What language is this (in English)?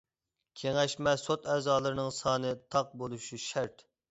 Uyghur